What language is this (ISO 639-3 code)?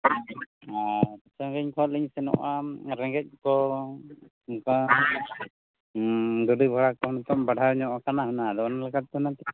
sat